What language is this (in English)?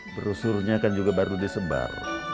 Indonesian